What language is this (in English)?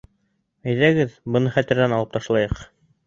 Bashkir